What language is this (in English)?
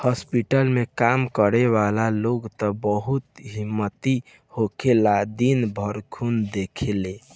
Bhojpuri